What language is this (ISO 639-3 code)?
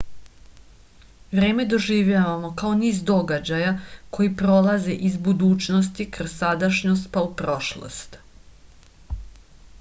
srp